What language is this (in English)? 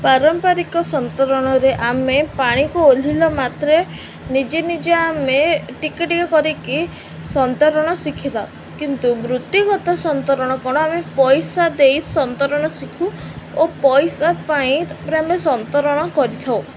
Odia